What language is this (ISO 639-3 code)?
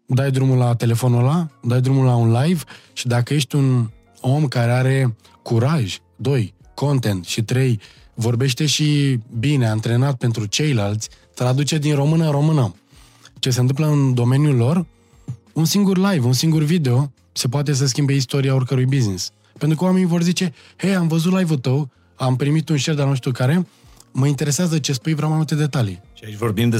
ron